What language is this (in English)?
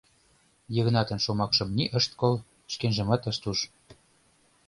Mari